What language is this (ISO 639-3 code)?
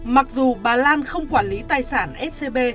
vie